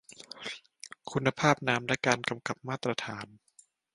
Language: Thai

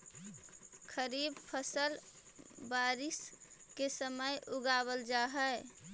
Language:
Magahi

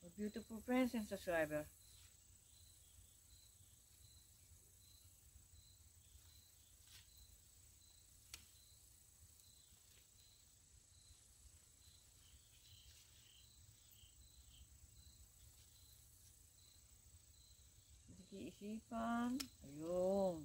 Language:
Filipino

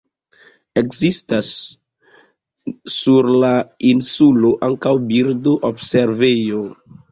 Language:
Esperanto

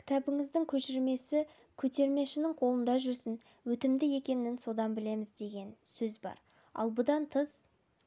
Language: Kazakh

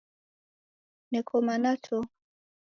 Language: Taita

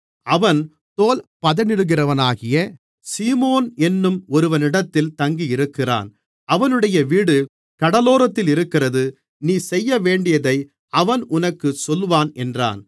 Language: Tamil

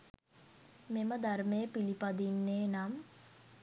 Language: Sinhala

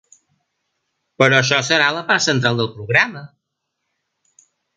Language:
Catalan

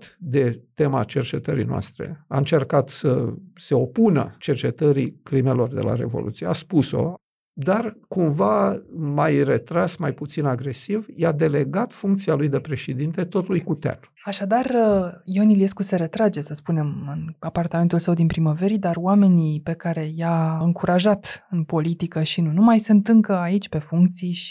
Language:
Romanian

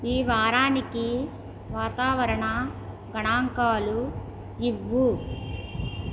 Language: Telugu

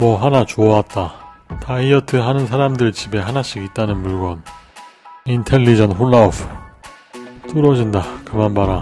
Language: Korean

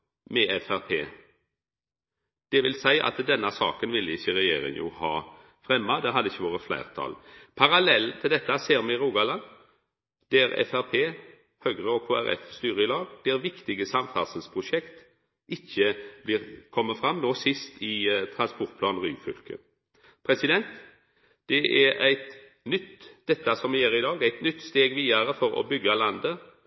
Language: Norwegian Nynorsk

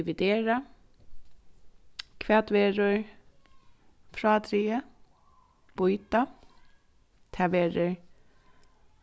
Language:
Faroese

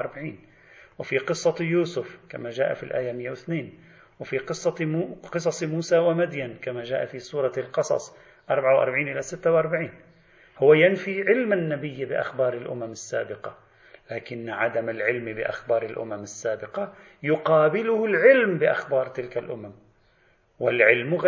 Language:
Arabic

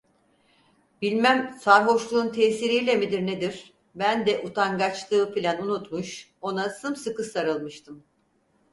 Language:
Turkish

